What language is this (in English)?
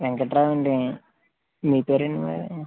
Telugu